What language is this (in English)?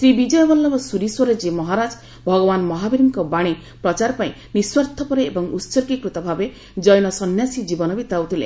Odia